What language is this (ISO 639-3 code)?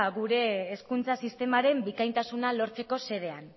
eus